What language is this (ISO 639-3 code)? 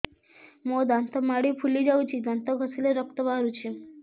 ori